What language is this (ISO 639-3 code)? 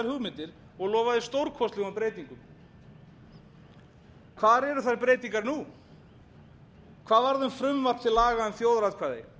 isl